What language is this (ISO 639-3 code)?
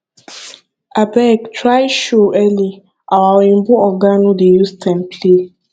pcm